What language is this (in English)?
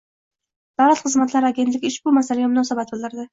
Uzbek